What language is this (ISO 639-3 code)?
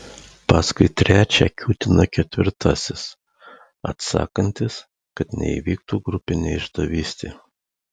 lit